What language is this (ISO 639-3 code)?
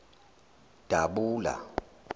zul